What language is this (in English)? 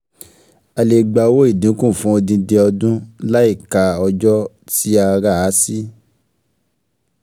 Yoruba